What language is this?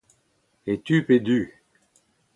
Breton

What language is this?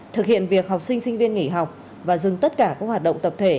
Vietnamese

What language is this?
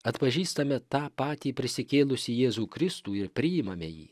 Lithuanian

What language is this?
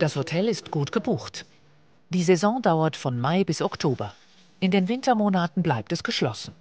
German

